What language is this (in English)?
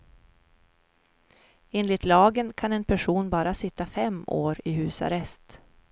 Swedish